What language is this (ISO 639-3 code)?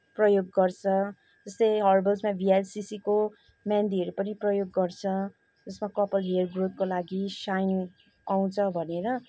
nep